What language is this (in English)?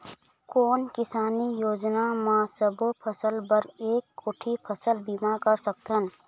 Chhattisgarhi